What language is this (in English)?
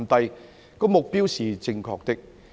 Cantonese